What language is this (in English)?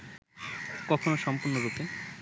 Bangla